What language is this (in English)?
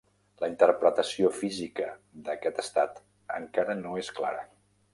Catalan